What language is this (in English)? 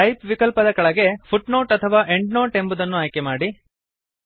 Kannada